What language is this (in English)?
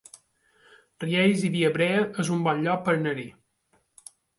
Catalan